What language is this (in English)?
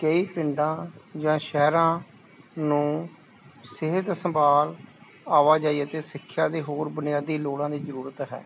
Punjabi